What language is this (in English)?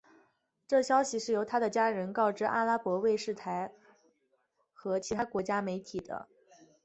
Chinese